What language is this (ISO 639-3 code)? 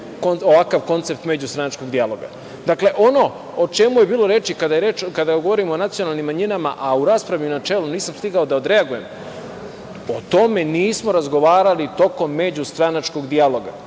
srp